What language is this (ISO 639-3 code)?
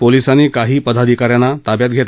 mar